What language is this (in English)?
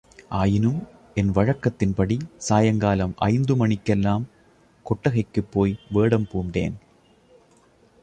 Tamil